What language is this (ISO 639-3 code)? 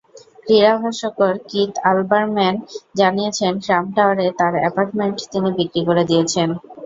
ben